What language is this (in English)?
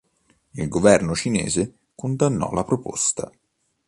Italian